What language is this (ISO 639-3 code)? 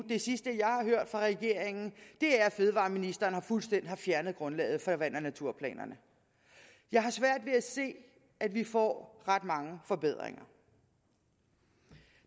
dan